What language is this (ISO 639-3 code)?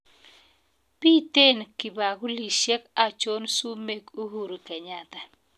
kln